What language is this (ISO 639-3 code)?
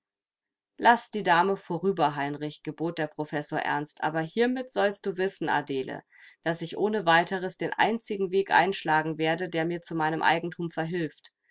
deu